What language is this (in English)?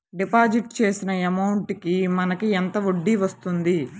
Telugu